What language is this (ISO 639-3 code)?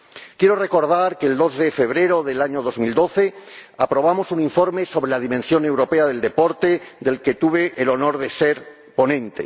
spa